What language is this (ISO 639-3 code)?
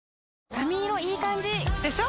jpn